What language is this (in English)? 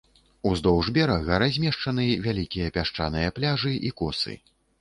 Belarusian